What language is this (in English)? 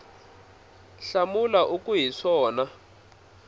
Tsonga